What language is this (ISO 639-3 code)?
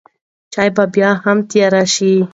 pus